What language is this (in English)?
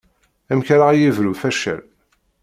Kabyle